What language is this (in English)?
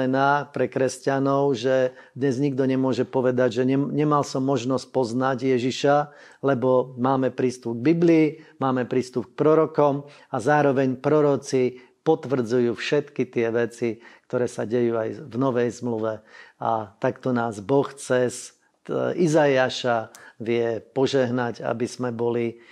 Slovak